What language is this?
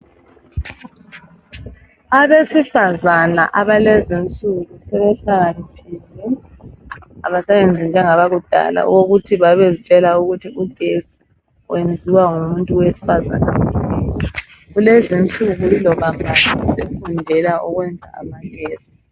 North Ndebele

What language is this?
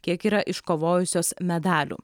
Lithuanian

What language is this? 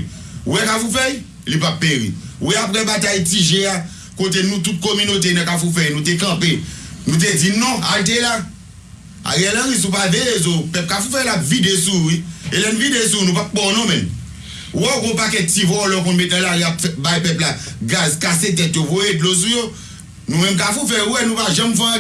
French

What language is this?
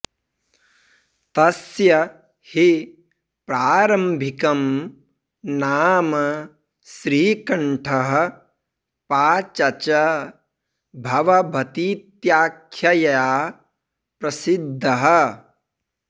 Sanskrit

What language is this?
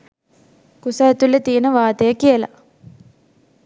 Sinhala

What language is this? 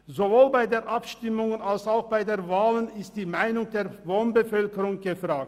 Swiss German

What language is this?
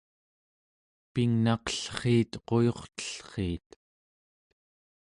Central Yupik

